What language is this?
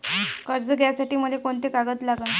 Marathi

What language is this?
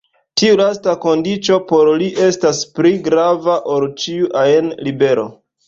Esperanto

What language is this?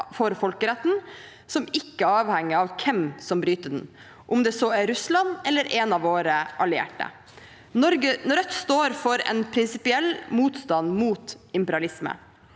Norwegian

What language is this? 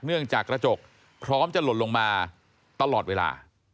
Thai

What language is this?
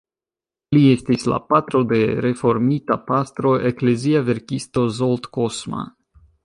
Esperanto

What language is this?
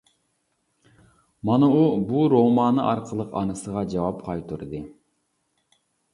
Uyghur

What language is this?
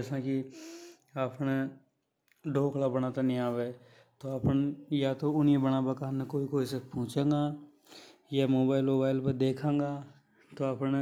Hadothi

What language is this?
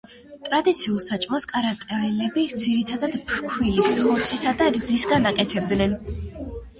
Georgian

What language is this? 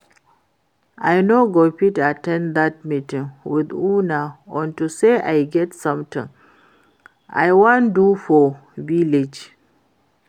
Nigerian Pidgin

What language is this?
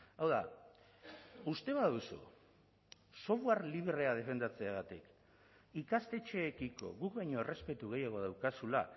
Basque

